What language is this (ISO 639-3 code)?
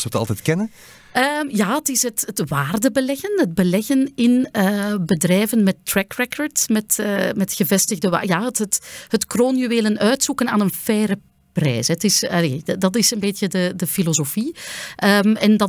nld